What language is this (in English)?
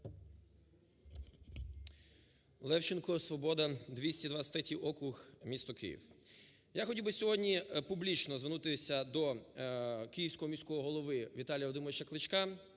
Ukrainian